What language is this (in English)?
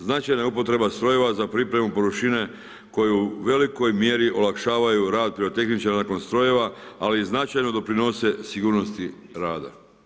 Croatian